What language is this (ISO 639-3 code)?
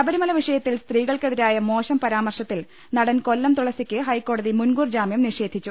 mal